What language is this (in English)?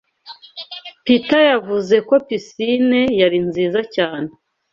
Kinyarwanda